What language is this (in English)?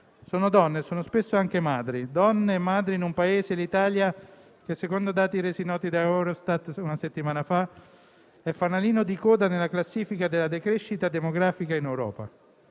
Italian